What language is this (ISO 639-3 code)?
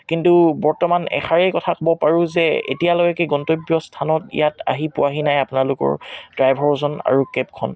asm